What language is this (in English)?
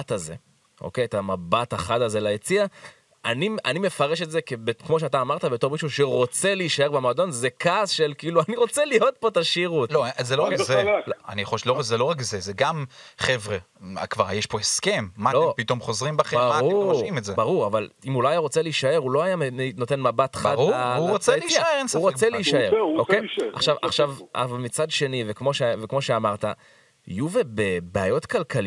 Hebrew